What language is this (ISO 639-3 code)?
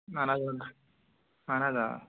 kas